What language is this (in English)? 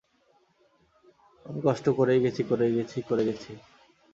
Bangla